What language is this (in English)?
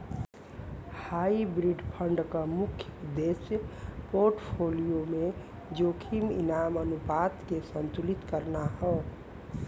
Bhojpuri